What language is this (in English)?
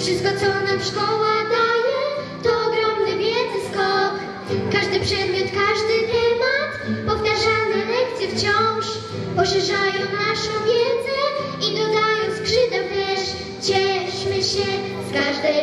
Polish